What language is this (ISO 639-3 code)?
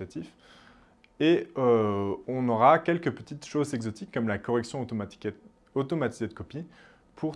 fra